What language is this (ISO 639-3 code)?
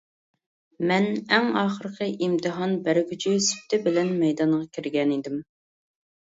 uig